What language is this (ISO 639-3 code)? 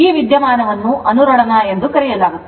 kan